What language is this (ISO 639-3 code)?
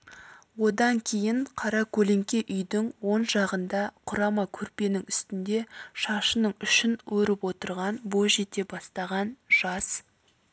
kaz